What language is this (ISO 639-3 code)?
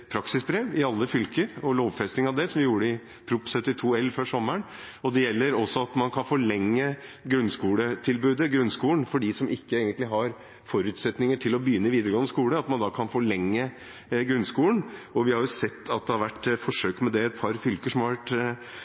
nob